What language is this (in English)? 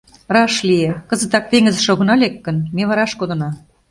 Mari